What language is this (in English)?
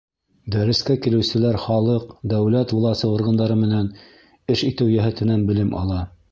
Bashkir